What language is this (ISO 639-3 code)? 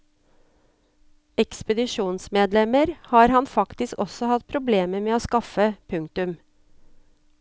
nor